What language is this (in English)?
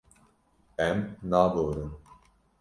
Kurdish